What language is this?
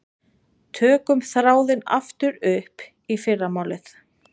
Icelandic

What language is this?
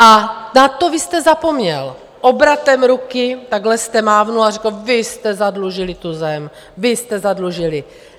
Czech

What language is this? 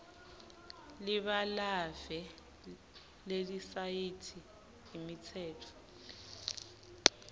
Swati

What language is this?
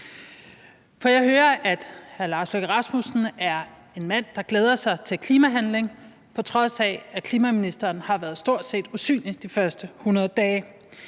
Danish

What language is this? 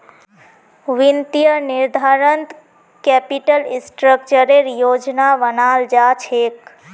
Magahi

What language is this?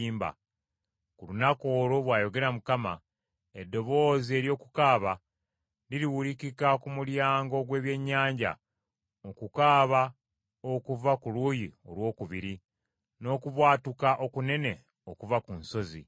Ganda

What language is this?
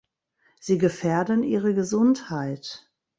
German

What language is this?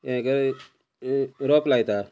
Konkani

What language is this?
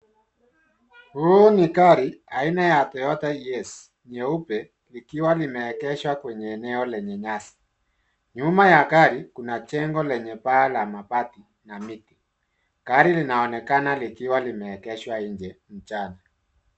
Swahili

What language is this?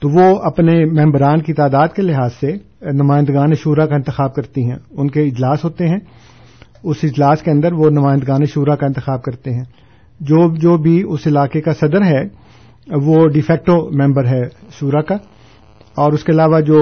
Urdu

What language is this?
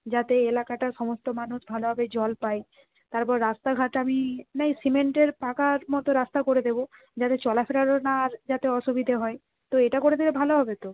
Bangla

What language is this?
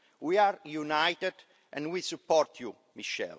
English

